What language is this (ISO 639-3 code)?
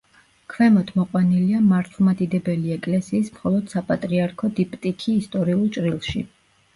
kat